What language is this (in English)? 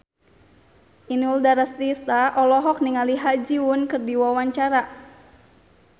Sundanese